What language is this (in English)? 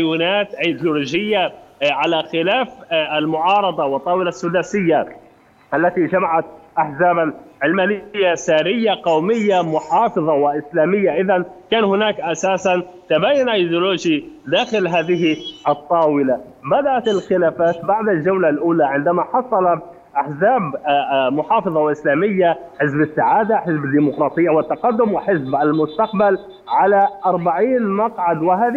Arabic